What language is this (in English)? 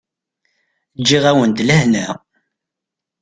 Kabyle